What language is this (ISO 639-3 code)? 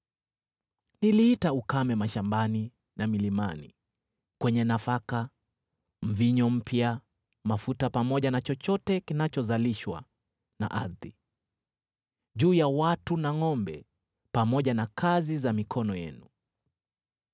swa